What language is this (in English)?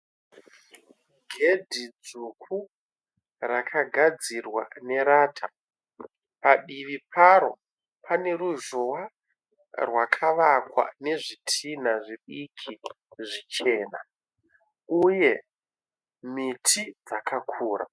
Shona